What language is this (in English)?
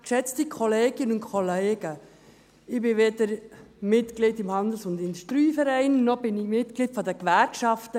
Swiss German